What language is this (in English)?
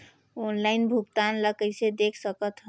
Chhattisgarhi